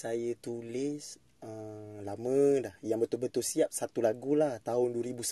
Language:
Malay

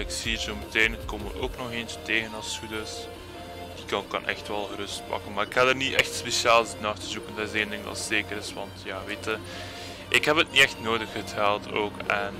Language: Dutch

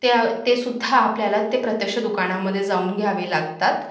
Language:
Marathi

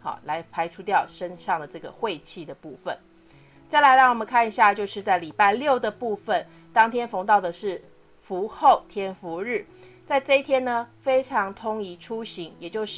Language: Chinese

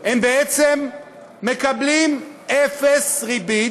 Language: Hebrew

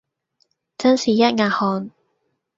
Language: Cantonese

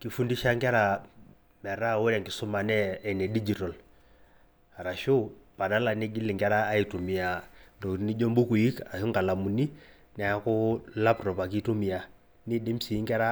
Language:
Masai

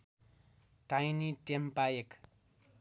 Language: Nepali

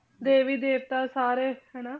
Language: Punjabi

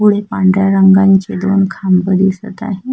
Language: Marathi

